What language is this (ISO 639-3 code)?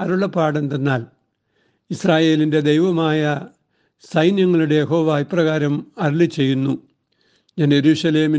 mal